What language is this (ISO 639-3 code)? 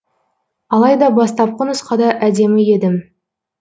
kaz